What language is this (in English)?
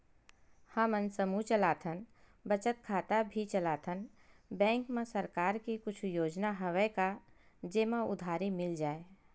Chhattisgarhi